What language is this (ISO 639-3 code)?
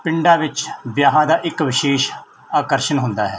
pan